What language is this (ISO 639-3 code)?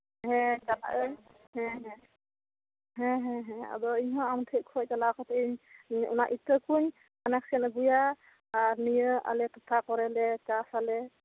sat